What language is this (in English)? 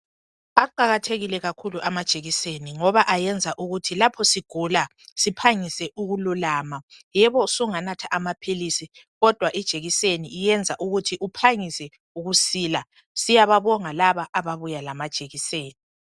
North Ndebele